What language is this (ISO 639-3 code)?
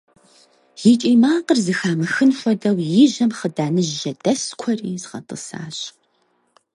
kbd